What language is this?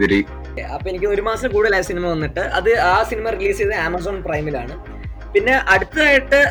Malayalam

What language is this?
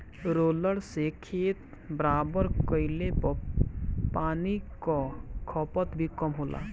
Bhojpuri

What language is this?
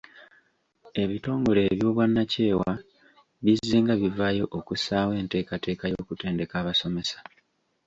Ganda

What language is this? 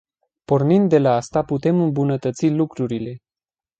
Romanian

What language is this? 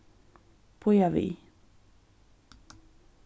Faroese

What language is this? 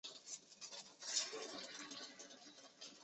Chinese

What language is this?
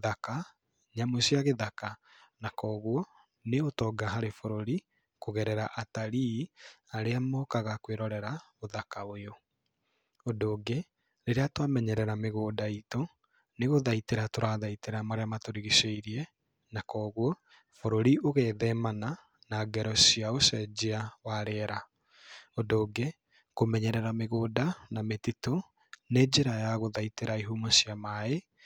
Kikuyu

